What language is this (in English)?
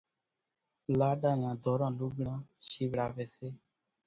Kachi Koli